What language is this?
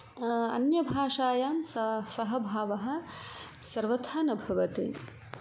Sanskrit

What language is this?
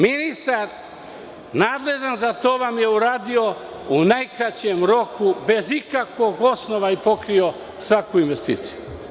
Serbian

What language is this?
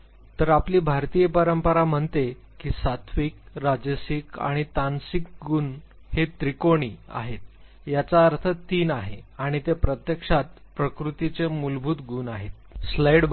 Marathi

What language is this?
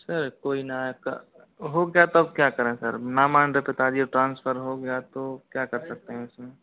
Hindi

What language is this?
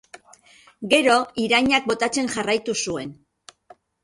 Basque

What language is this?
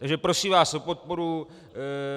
Czech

